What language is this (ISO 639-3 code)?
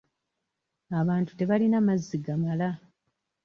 lug